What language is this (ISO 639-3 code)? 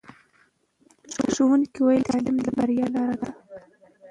pus